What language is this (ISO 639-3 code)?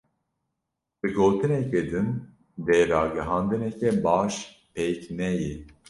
kur